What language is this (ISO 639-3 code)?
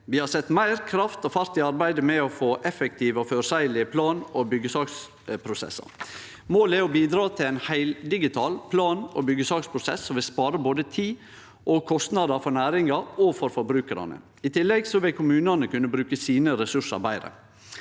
nor